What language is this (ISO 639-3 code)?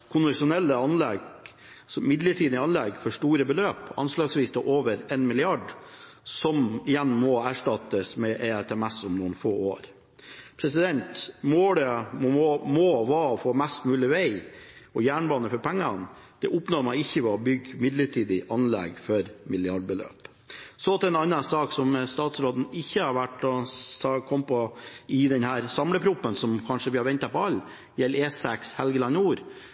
nob